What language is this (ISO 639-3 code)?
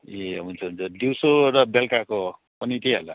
nep